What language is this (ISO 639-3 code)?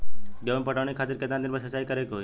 bho